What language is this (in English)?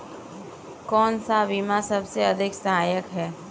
Hindi